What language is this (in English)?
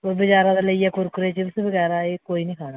Dogri